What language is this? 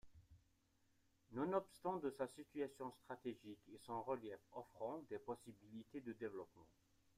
French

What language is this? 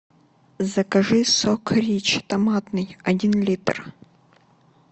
Russian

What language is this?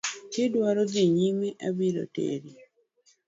Luo (Kenya and Tanzania)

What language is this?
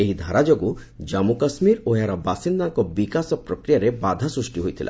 Odia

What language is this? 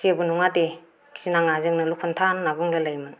Bodo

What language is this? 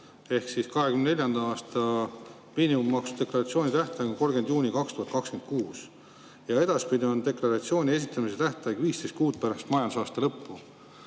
Estonian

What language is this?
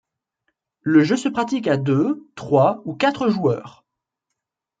French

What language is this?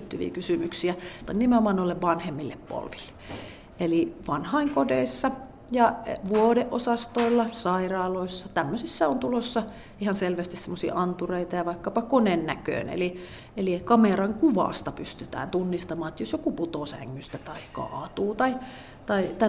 Finnish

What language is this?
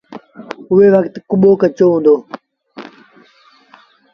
Sindhi Bhil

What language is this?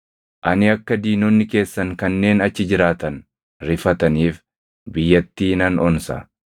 Oromo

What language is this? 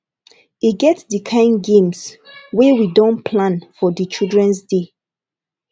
Nigerian Pidgin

